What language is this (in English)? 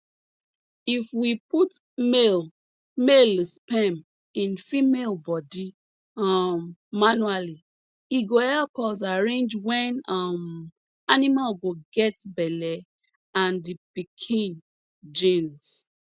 Nigerian Pidgin